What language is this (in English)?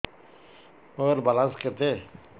Odia